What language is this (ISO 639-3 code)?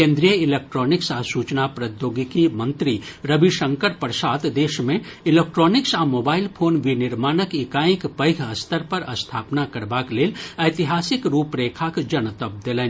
mai